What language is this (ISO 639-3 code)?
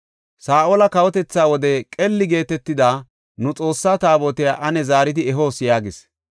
gof